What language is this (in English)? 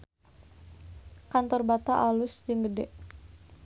Sundanese